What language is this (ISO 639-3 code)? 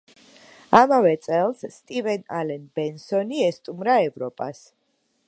kat